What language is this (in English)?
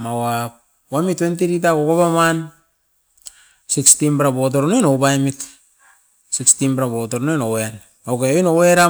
Askopan